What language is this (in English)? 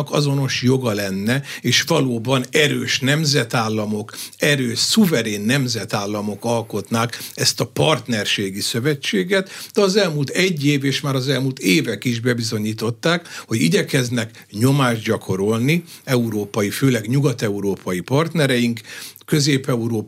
Hungarian